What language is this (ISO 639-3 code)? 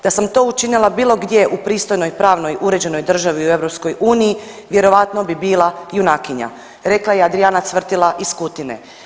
hrv